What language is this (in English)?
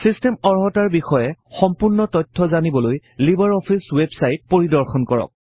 Assamese